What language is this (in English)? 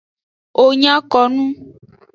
Aja (Benin)